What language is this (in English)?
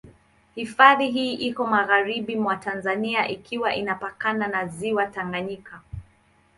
Swahili